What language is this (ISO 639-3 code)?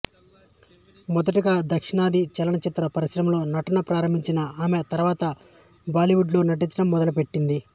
tel